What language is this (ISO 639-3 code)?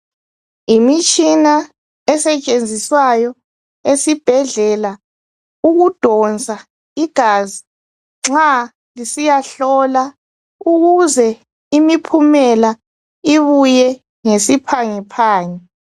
nde